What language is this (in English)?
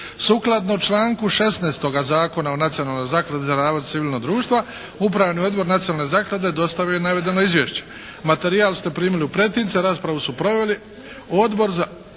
Croatian